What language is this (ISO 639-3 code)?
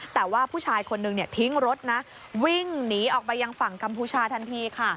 tha